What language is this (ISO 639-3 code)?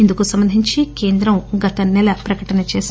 tel